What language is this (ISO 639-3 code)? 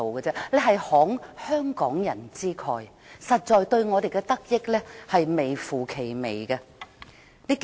yue